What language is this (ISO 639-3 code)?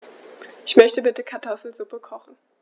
deu